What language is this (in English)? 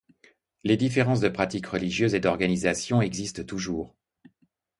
French